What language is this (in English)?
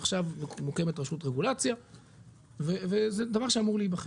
Hebrew